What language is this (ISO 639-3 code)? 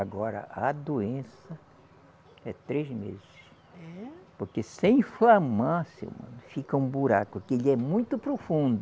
por